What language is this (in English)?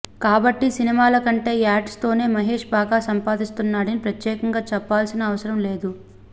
Telugu